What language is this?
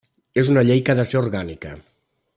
Catalan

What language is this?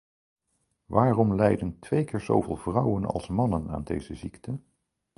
Dutch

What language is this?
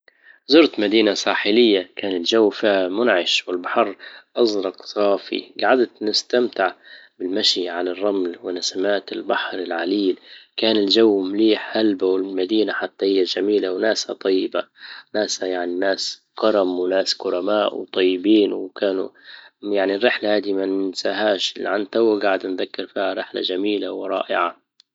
Libyan Arabic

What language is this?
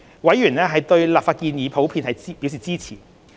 Cantonese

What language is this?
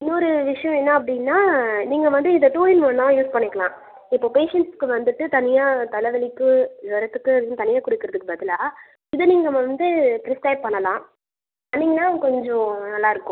Tamil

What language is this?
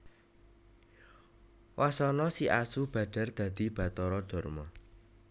Javanese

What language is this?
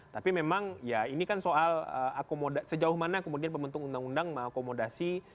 Indonesian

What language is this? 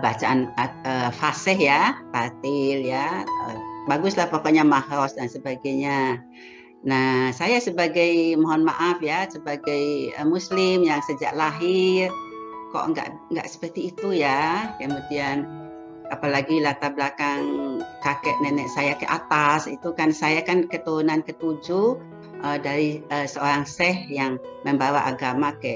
Indonesian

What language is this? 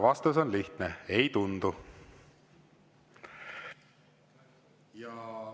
Estonian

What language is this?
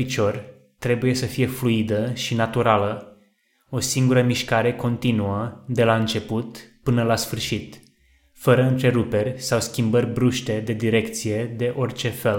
Romanian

